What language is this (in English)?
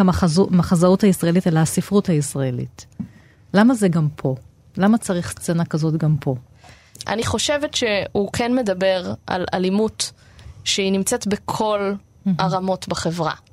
Hebrew